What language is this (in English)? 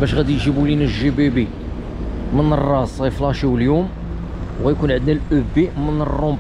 Arabic